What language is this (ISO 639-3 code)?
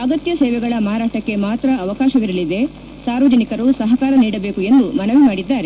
kan